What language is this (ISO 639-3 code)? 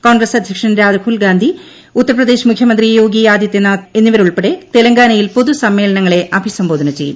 mal